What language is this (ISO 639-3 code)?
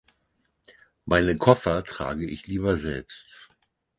deu